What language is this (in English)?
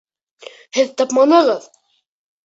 Bashkir